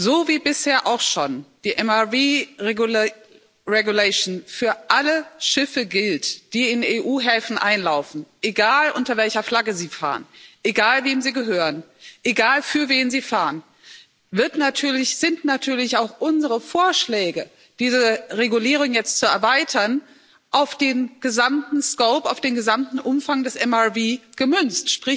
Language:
German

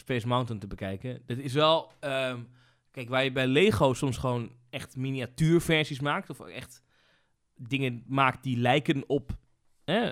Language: Dutch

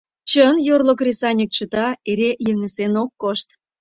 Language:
Mari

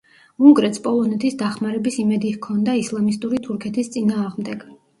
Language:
Georgian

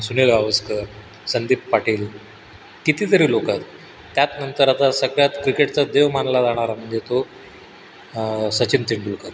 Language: Marathi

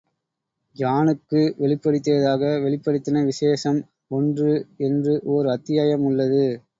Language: Tamil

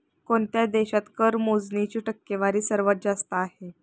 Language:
Marathi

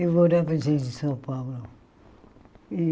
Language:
Portuguese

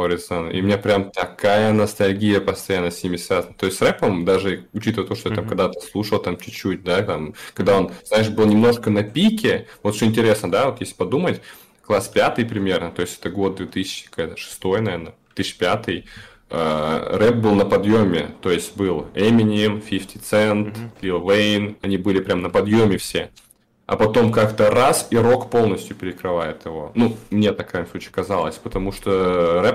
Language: Russian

